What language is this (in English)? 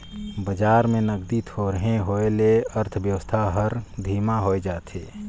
Chhattisgarhi